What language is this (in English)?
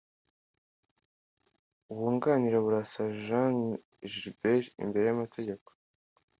Kinyarwanda